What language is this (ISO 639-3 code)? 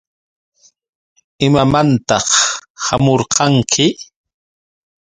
qux